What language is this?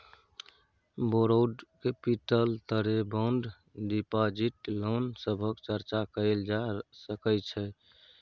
Maithili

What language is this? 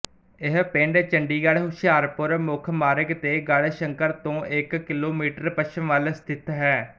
Punjabi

